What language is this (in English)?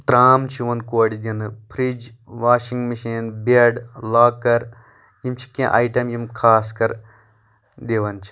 Kashmiri